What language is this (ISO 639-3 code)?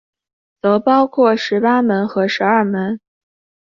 zho